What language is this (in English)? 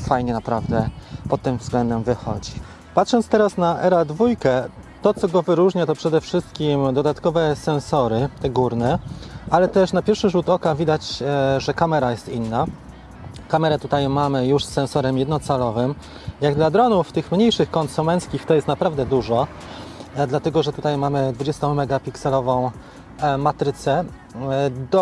Polish